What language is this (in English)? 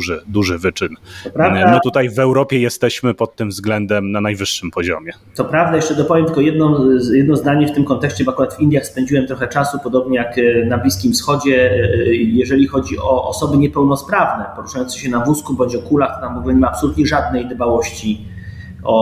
Polish